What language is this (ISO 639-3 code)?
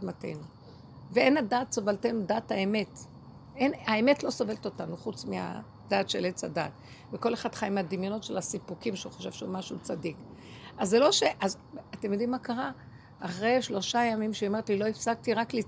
heb